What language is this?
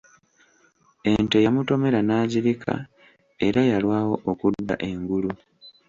Ganda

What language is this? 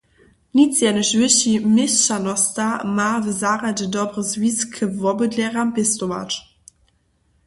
Upper Sorbian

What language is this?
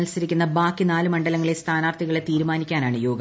Malayalam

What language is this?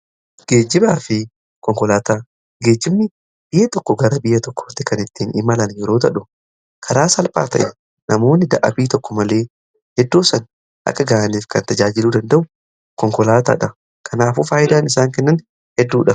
Oromo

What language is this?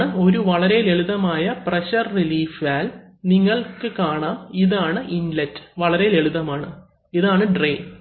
Malayalam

